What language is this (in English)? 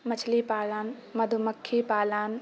Maithili